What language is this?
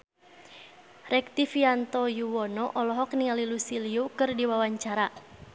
Sundanese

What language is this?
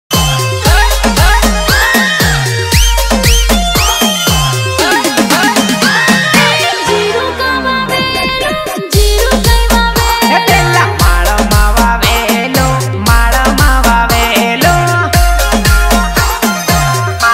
Korean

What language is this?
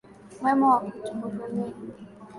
Swahili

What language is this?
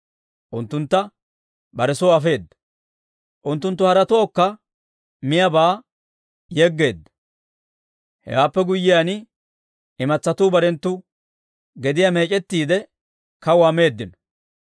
Dawro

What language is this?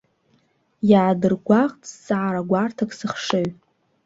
Abkhazian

